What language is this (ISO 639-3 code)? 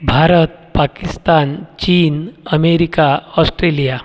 mar